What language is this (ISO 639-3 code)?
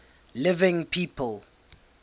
eng